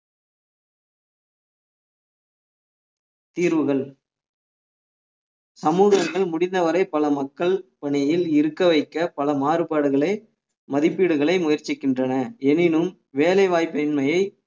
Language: Tamil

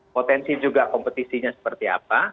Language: Indonesian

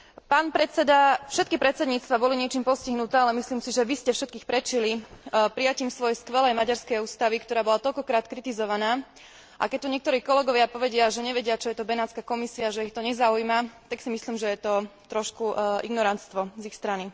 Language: Slovak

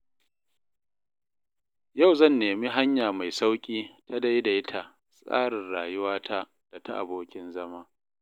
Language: Hausa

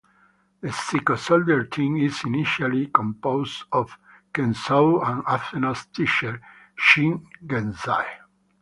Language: English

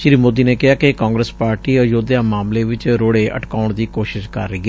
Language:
Punjabi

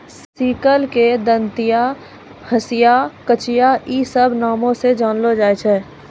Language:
Maithili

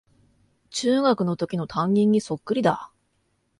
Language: Japanese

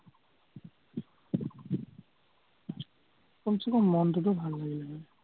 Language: Assamese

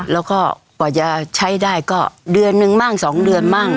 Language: Thai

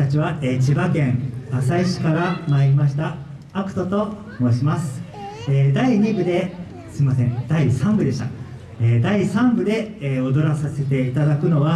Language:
Japanese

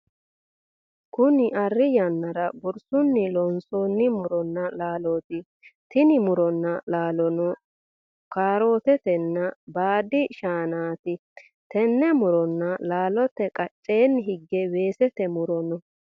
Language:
Sidamo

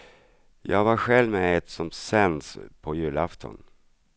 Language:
Swedish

